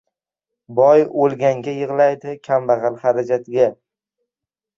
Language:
Uzbek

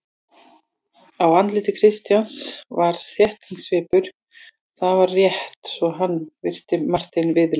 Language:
Icelandic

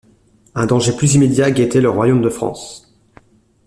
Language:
French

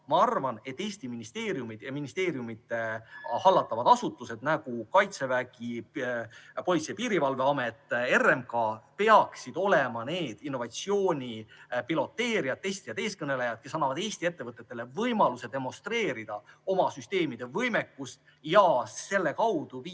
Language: Estonian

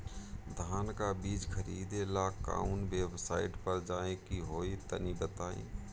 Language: Bhojpuri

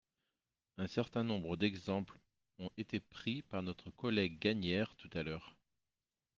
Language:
French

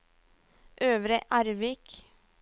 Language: Norwegian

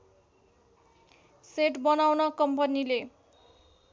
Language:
Nepali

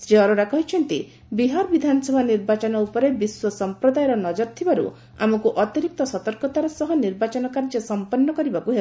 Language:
Odia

